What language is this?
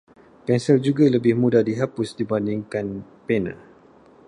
Malay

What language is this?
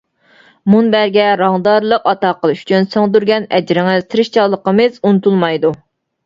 Uyghur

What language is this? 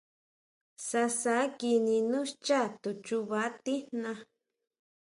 Huautla Mazatec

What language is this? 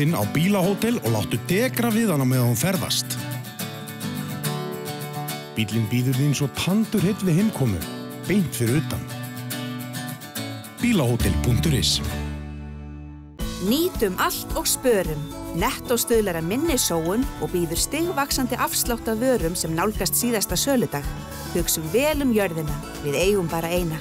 Swedish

